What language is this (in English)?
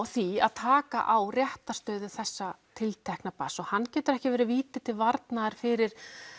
Icelandic